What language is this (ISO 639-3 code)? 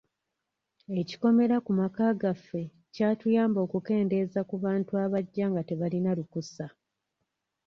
lug